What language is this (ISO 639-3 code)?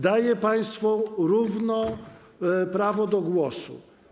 pol